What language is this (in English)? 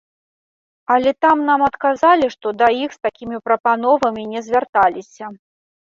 Belarusian